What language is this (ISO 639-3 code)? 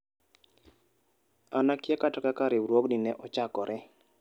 luo